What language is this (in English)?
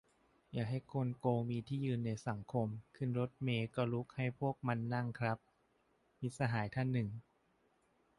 Thai